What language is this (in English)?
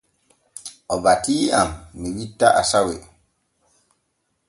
Borgu Fulfulde